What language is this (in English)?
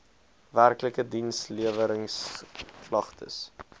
Afrikaans